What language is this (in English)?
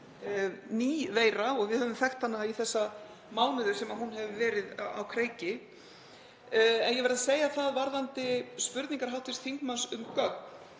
Icelandic